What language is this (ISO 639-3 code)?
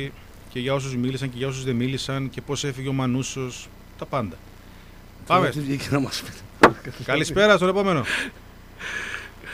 ell